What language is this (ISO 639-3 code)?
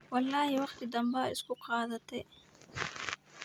som